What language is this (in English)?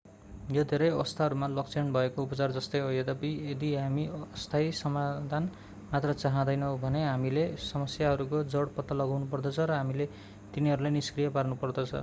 Nepali